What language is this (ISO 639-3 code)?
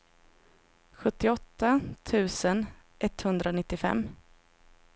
swe